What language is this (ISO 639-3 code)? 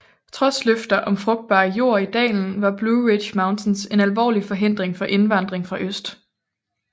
dan